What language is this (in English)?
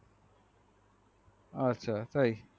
Bangla